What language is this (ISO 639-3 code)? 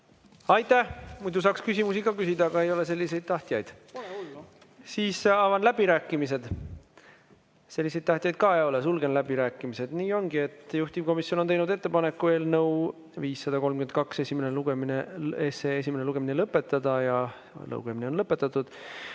est